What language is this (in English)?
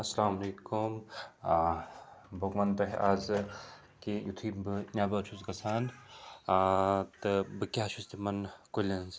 Kashmiri